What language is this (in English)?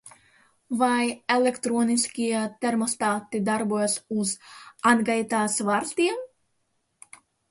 Latvian